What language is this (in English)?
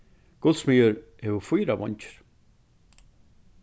Faroese